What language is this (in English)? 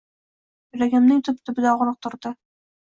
Uzbek